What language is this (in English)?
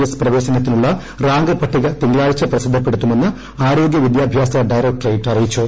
Malayalam